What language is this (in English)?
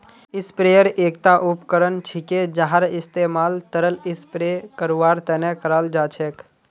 Magahi